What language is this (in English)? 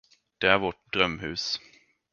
Swedish